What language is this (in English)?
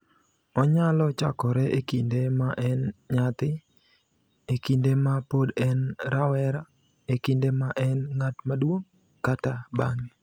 Luo (Kenya and Tanzania)